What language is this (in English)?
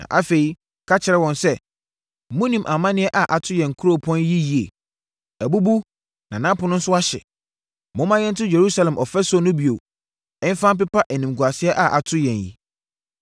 Akan